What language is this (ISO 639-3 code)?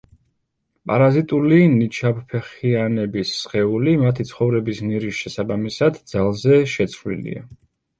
kat